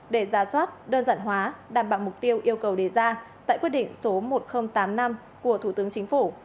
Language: Vietnamese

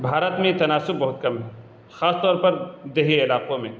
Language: Urdu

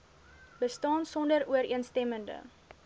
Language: Afrikaans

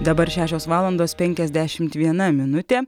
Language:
Lithuanian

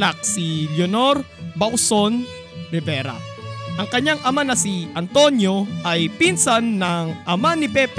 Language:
Filipino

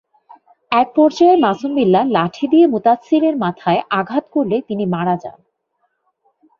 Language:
Bangla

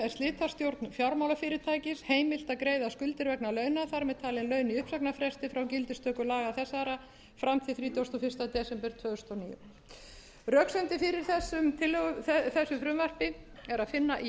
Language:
Icelandic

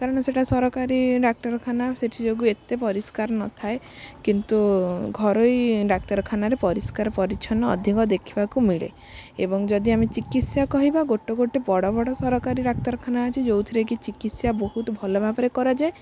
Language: Odia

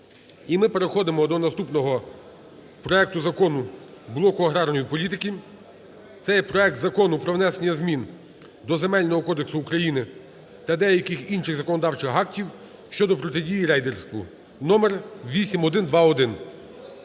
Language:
Ukrainian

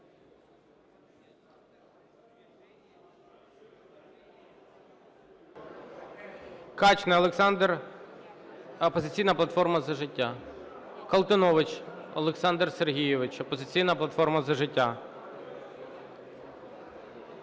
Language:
Ukrainian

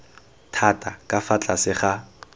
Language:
Tswana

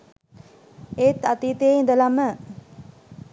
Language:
Sinhala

